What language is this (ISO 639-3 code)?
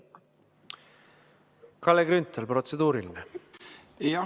est